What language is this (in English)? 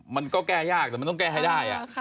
Thai